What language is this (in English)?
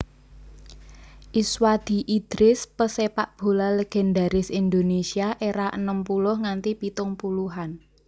Javanese